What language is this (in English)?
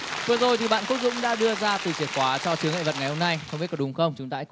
Vietnamese